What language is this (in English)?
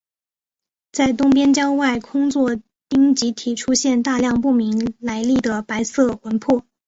Chinese